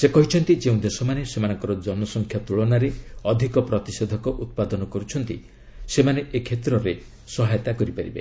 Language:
Odia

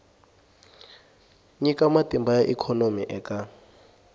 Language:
Tsonga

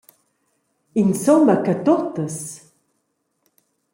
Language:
Romansh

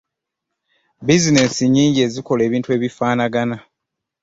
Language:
Ganda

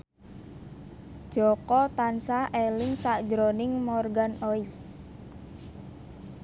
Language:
Javanese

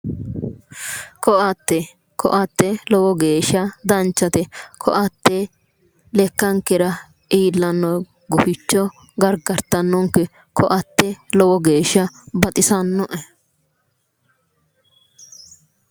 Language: Sidamo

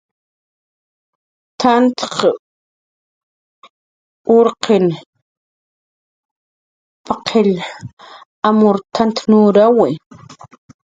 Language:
Jaqaru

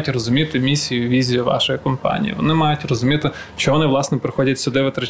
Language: Ukrainian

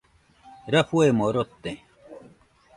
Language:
Nüpode Huitoto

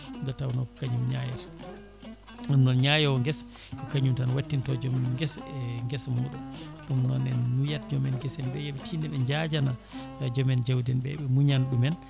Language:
Fula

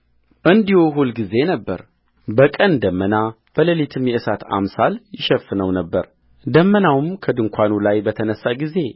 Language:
Amharic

